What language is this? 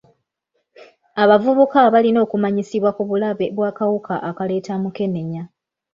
Ganda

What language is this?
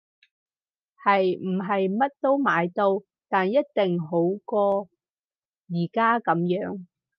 Cantonese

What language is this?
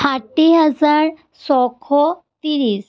Assamese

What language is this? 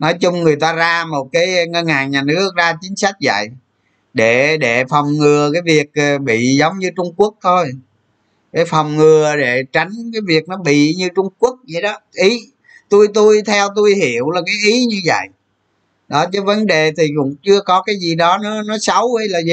Vietnamese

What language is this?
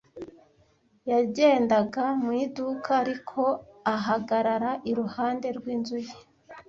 Kinyarwanda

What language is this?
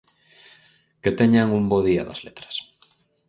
Galician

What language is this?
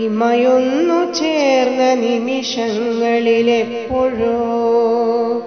Malayalam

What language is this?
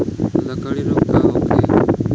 Bhojpuri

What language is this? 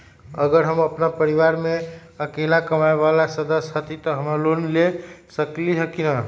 Magahi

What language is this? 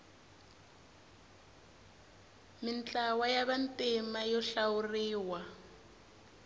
Tsonga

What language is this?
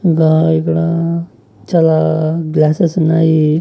Telugu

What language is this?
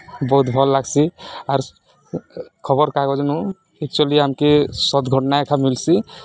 Odia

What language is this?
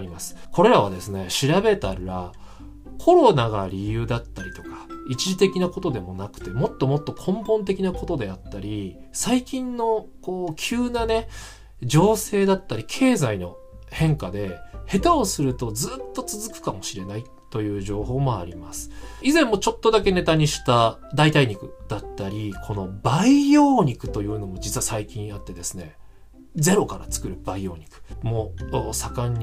Japanese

